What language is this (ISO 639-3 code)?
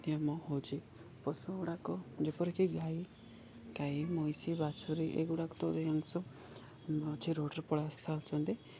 ori